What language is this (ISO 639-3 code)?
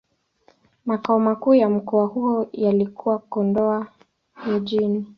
swa